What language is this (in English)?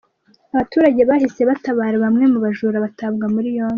Kinyarwanda